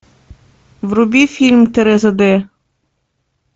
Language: Russian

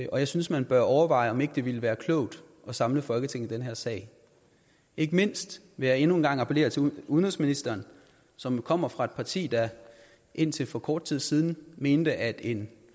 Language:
Danish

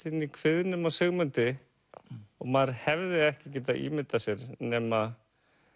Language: Icelandic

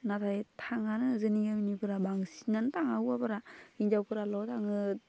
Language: Bodo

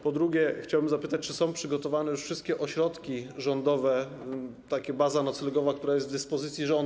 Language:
Polish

